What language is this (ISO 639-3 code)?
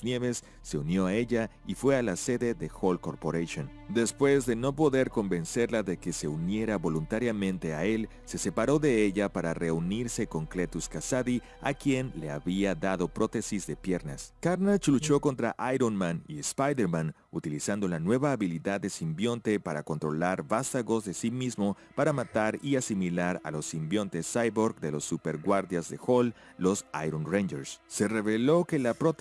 spa